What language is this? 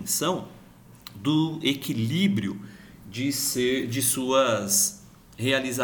Portuguese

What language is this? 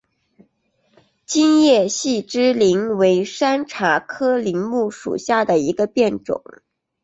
Chinese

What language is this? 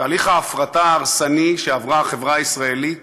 Hebrew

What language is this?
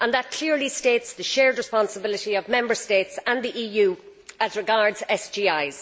English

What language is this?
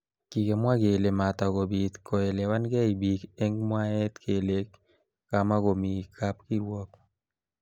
Kalenjin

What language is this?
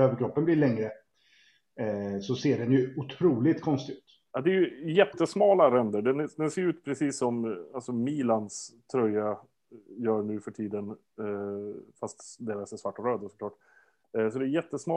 Swedish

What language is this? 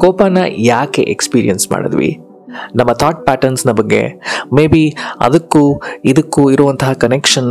Kannada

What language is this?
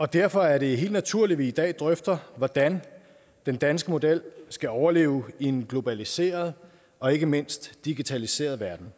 Danish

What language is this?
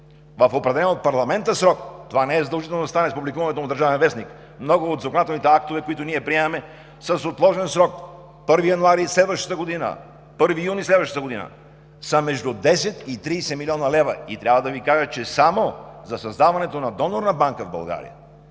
Bulgarian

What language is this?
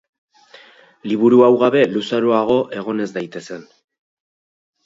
Basque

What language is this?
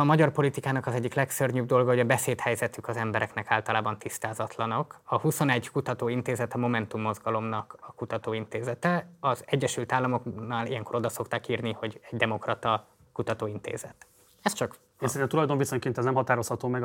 Hungarian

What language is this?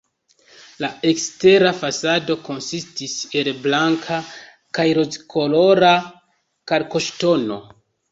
Esperanto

